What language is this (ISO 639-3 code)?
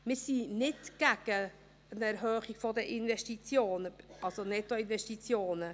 gsw